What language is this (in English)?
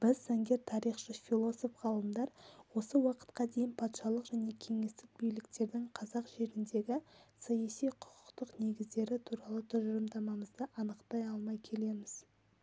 Kazakh